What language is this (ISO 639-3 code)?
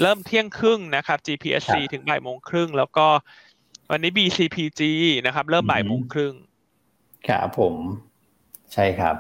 tha